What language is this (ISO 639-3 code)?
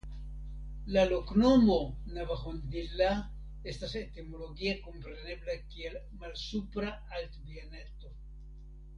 epo